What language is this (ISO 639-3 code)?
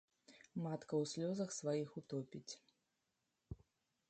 bel